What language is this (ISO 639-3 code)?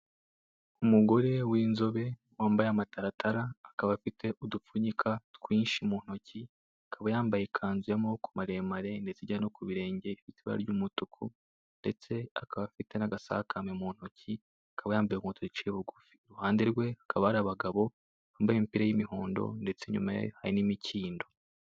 kin